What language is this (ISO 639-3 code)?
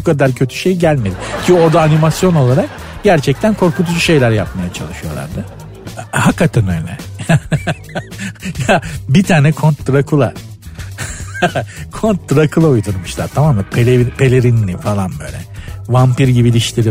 tur